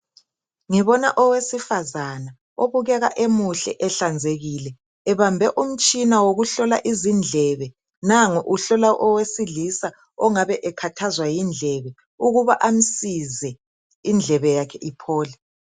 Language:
North Ndebele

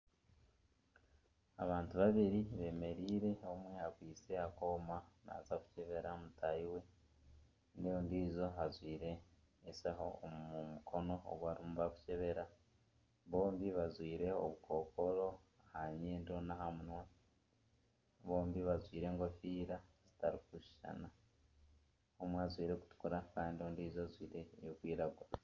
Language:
Nyankole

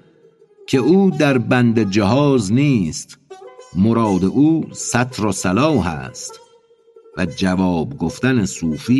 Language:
Persian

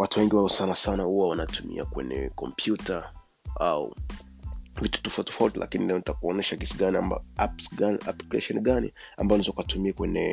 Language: Swahili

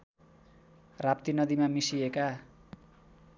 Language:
Nepali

